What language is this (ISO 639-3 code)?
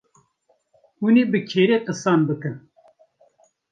kur